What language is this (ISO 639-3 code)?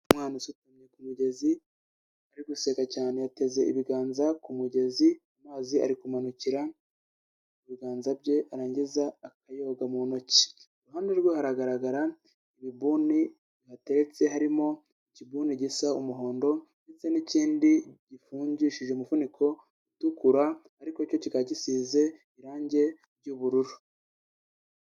kin